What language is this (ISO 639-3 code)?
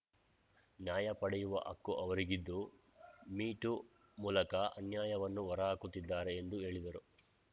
kan